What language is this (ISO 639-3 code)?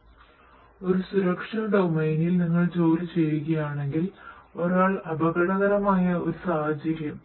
mal